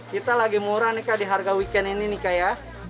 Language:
Indonesian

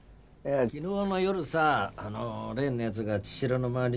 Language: Japanese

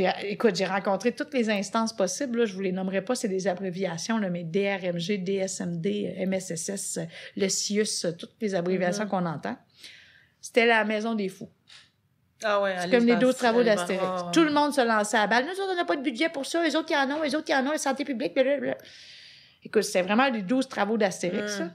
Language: French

